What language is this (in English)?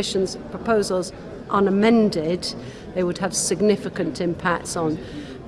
English